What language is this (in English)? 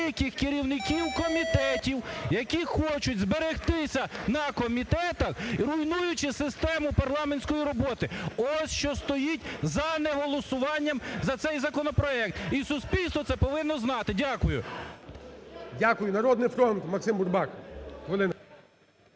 Ukrainian